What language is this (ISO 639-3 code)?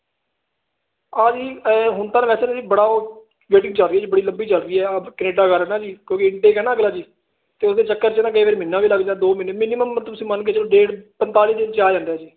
pan